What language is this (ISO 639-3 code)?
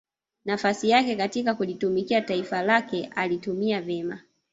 swa